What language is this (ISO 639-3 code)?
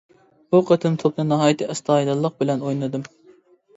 uig